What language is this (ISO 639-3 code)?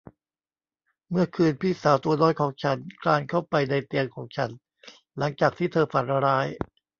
tha